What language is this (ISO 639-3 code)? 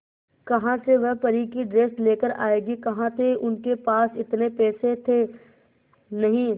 hin